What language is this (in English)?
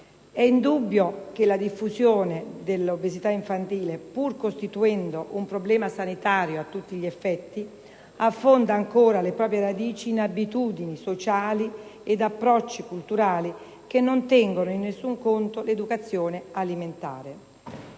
Italian